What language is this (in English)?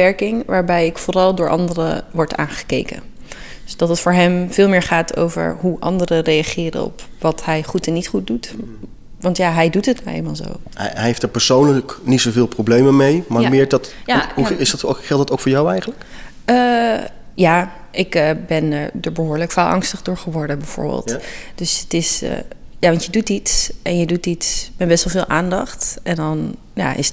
Dutch